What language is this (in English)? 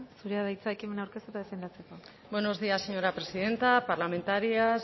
Basque